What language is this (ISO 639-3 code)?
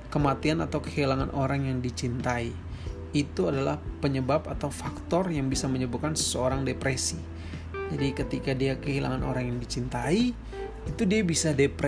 ind